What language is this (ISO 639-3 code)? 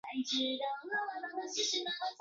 zho